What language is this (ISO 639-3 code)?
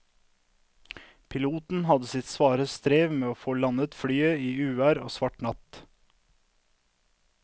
nor